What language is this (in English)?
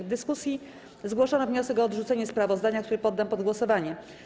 Polish